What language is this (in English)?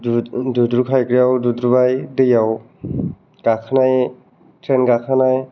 Bodo